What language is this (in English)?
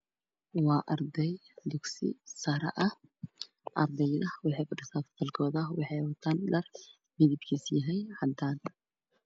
Somali